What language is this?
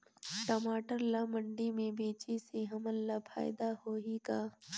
Chhattisgarhi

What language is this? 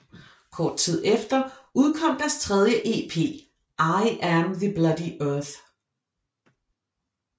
Danish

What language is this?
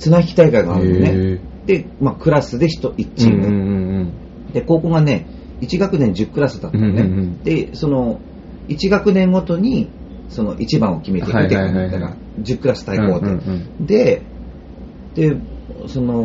Japanese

